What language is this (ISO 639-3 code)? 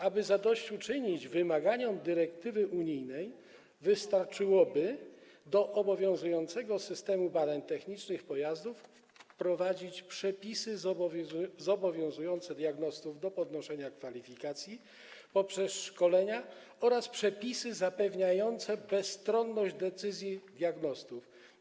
pol